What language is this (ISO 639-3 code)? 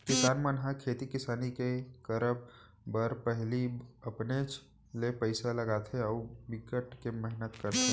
hne